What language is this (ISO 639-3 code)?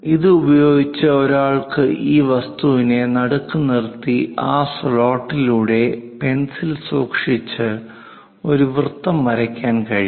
mal